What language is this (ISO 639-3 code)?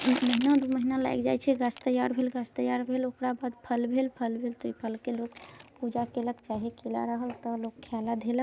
mai